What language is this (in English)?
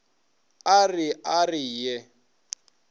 Northern Sotho